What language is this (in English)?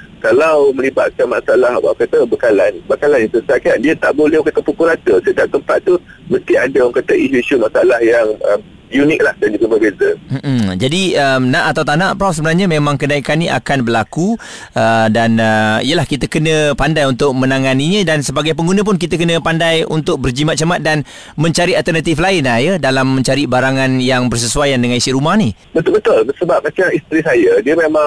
Malay